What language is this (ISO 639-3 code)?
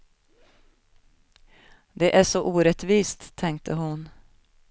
swe